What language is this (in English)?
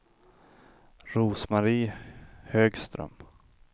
Swedish